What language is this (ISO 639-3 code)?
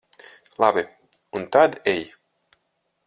lav